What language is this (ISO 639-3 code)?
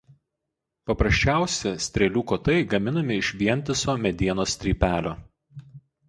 lit